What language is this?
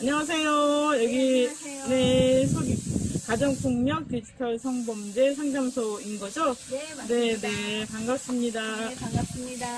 Korean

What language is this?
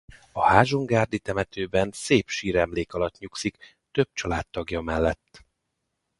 Hungarian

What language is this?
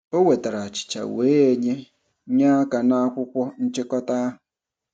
Igbo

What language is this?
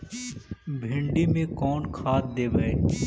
Magahi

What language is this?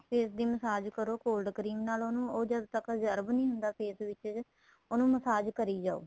Punjabi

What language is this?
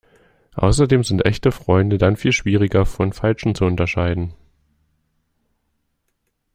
German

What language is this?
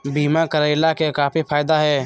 Magahi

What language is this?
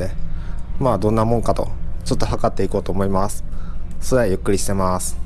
Japanese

